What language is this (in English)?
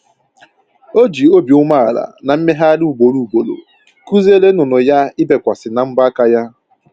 Igbo